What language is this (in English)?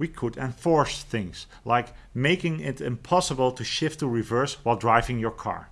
English